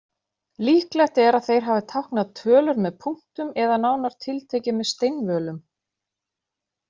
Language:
Icelandic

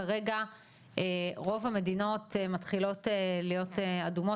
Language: Hebrew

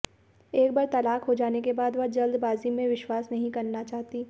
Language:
Hindi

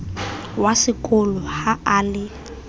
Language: Southern Sotho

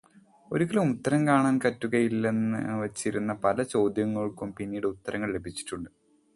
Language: Malayalam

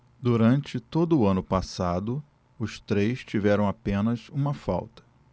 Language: Portuguese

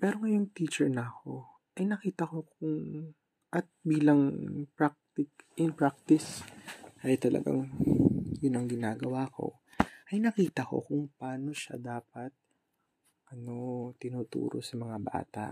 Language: Filipino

